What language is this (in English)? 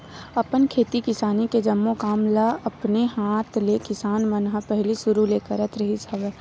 Chhattisgarhi